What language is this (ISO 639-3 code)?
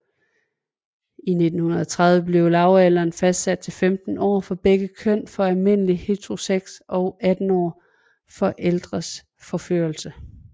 dan